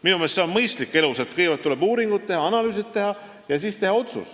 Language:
Estonian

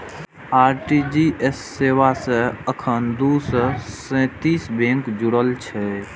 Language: Maithili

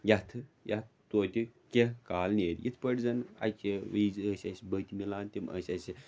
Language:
Kashmiri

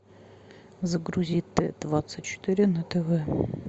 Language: Russian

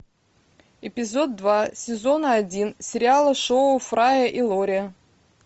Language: Russian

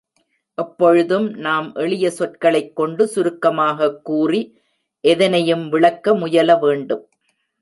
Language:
Tamil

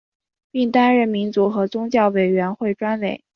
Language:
Chinese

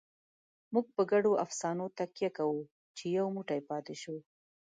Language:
Pashto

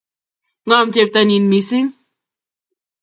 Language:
Kalenjin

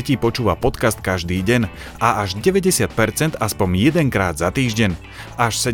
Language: Slovak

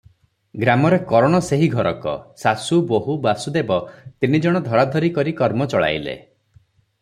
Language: Odia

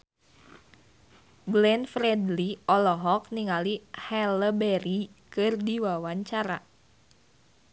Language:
Sundanese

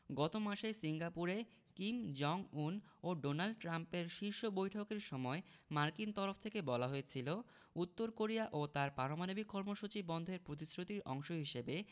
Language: Bangla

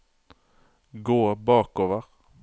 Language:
Norwegian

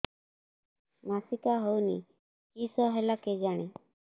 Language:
Odia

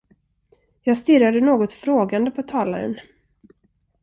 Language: Swedish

